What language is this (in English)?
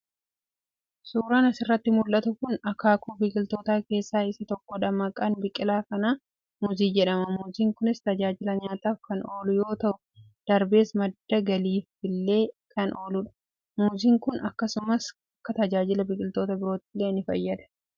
Oromo